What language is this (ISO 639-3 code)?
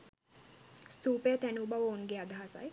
sin